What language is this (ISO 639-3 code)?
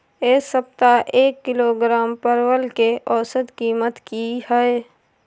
mai